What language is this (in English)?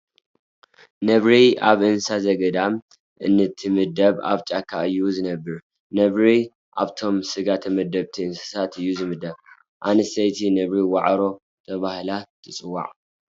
Tigrinya